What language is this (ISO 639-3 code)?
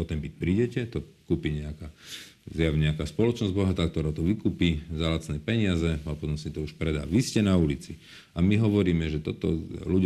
slk